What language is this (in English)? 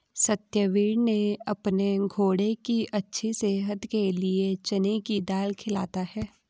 Hindi